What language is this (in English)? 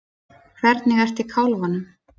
Icelandic